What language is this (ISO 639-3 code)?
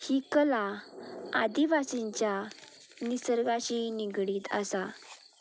kok